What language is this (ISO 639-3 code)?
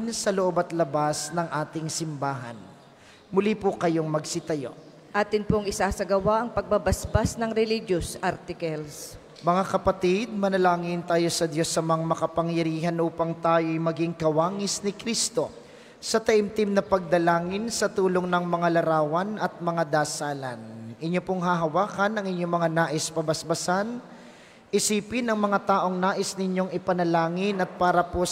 fil